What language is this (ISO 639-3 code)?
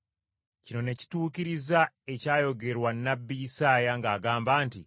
lug